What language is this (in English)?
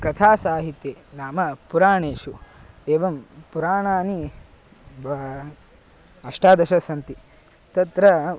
Sanskrit